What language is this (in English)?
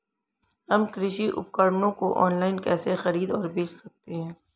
Hindi